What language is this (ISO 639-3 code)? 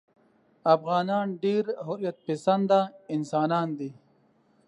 pus